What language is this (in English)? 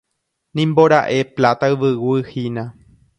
Guarani